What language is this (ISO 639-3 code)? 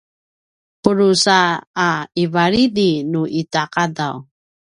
pwn